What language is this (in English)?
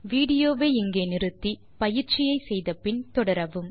Tamil